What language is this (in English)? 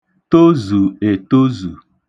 Igbo